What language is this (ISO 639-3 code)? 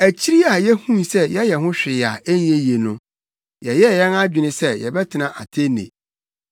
aka